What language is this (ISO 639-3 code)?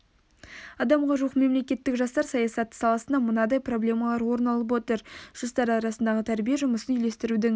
kaz